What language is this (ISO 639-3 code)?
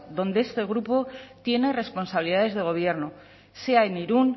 spa